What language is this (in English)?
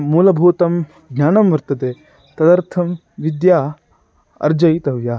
Sanskrit